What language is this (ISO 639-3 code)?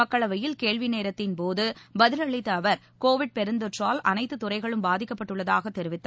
tam